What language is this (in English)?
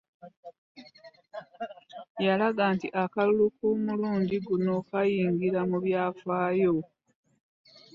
Ganda